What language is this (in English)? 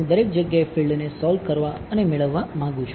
Gujarati